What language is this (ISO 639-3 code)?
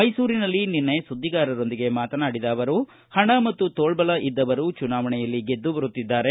kan